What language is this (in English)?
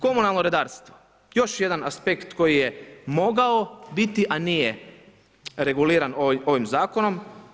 Croatian